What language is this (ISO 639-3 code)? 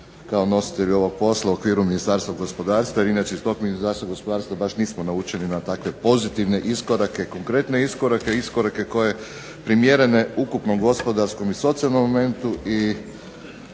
hrv